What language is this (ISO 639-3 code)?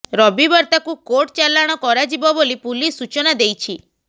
ori